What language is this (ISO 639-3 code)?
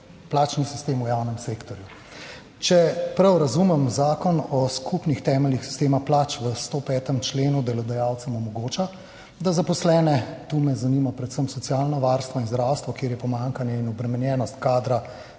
slv